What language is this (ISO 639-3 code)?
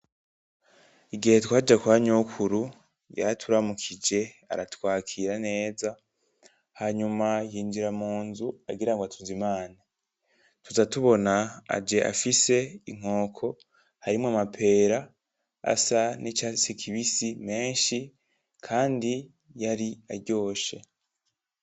run